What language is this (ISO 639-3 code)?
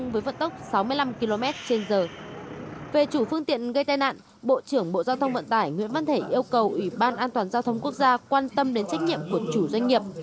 vie